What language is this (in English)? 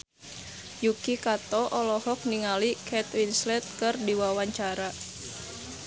Sundanese